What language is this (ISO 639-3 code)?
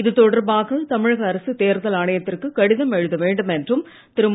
tam